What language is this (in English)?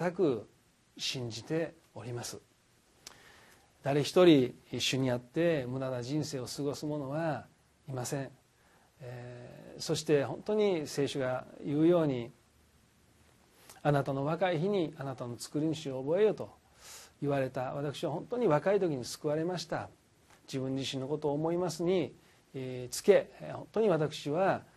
Japanese